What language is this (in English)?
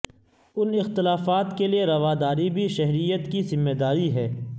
Urdu